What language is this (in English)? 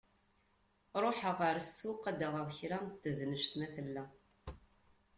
Kabyle